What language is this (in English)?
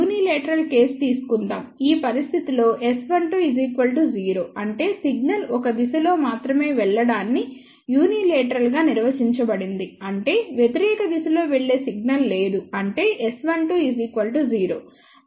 Telugu